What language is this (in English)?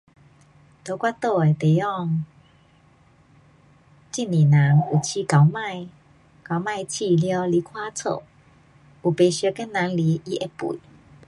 Pu-Xian Chinese